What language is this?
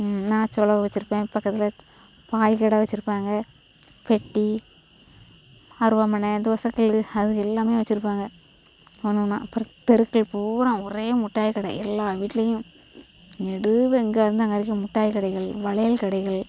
Tamil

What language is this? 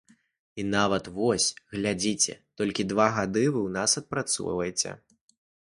Belarusian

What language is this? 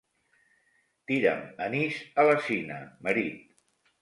Catalan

